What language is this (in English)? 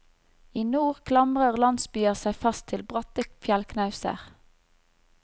Norwegian